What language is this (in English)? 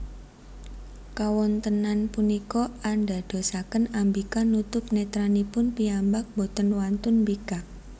Javanese